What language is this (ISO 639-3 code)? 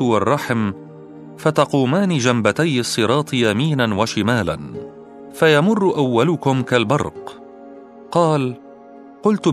ara